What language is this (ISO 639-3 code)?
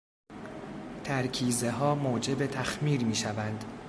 fas